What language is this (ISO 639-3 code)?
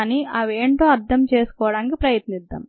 tel